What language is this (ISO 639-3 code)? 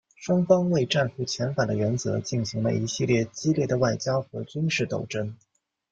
zho